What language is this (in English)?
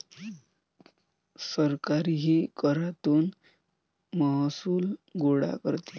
Marathi